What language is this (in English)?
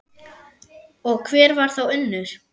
Icelandic